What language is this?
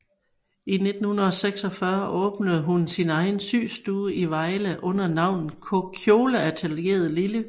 Danish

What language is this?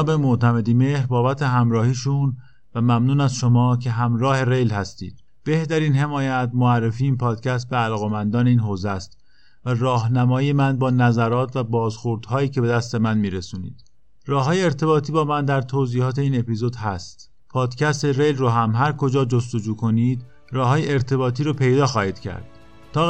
Persian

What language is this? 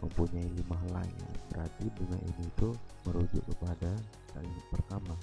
Indonesian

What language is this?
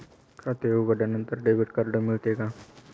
Marathi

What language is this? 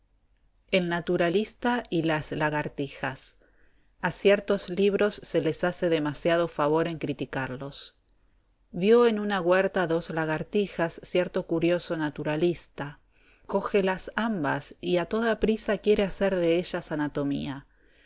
Spanish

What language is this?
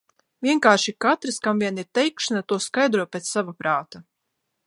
Latvian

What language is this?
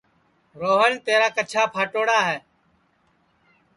Sansi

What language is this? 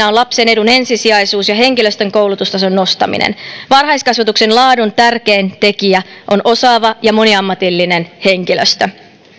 Finnish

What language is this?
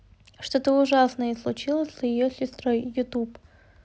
Russian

